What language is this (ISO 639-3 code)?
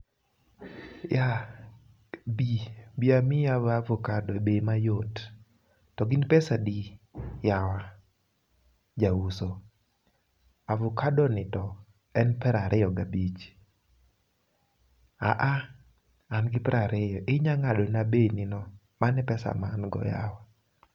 luo